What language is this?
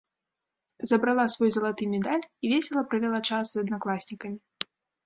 Belarusian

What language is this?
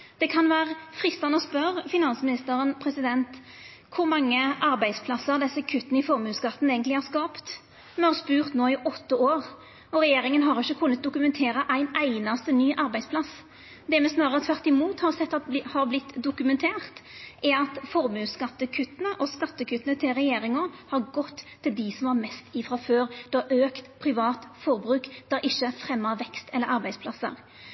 Norwegian Nynorsk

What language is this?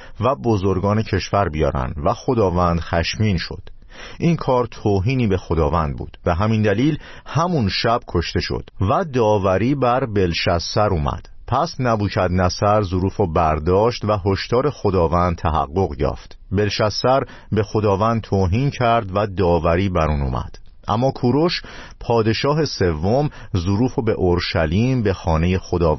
Persian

